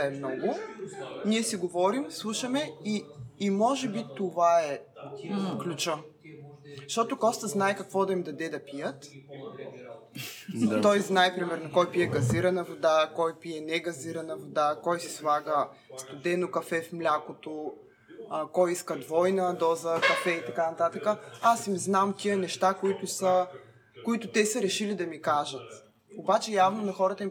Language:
Bulgarian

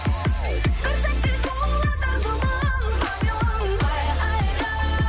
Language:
Kazakh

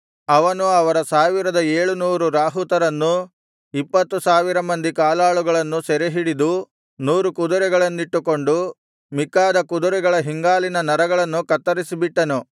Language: Kannada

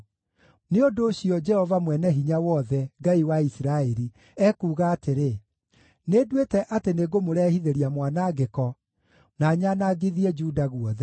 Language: Kikuyu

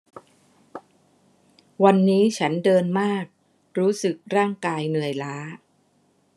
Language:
Thai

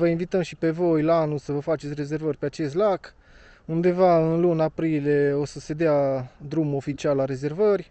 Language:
Romanian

